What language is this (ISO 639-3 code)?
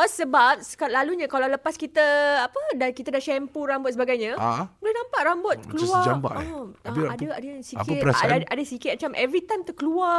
msa